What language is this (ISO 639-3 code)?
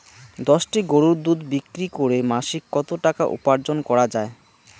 ben